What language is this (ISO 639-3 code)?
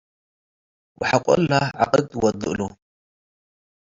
tig